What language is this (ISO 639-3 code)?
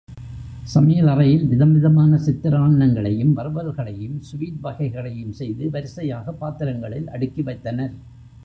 tam